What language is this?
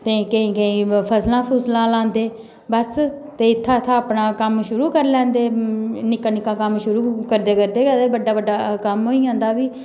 Dogri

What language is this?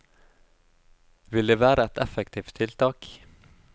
Norwegian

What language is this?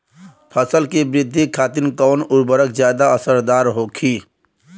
Bhojpuri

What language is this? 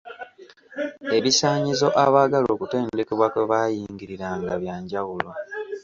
Ganda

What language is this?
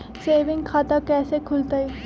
Magahi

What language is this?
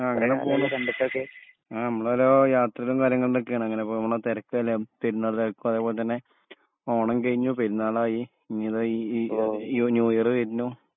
Malayalam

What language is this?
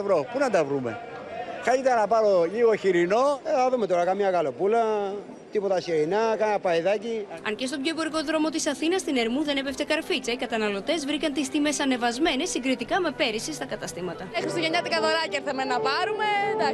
Greek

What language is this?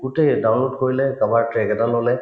Assamese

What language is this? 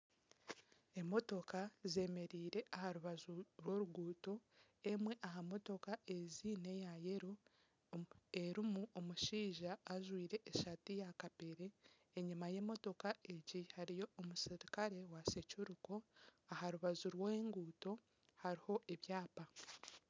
Nyankole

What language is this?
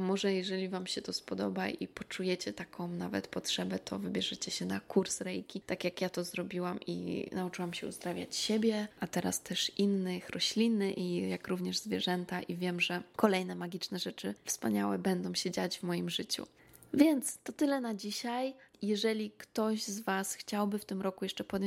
Polish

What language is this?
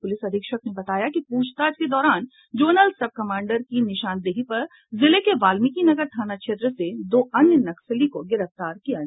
Hindi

